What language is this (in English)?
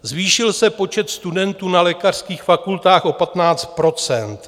Czech